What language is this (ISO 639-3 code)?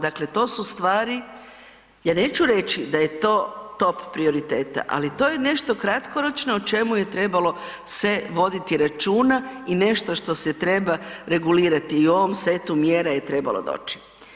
hrv